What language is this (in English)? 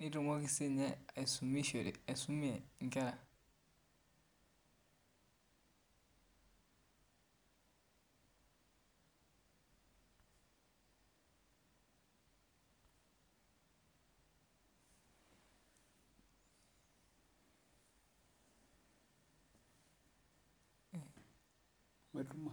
Masai